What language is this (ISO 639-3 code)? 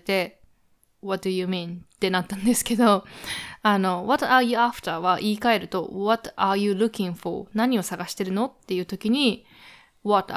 jpn